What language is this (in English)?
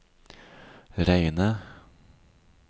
Norwegian